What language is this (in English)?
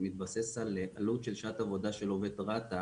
Hebrew